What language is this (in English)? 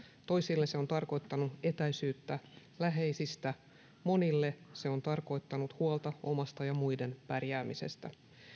Finnish